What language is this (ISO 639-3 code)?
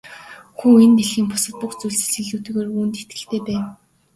mon